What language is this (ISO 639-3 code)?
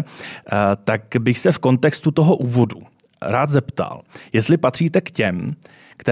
ces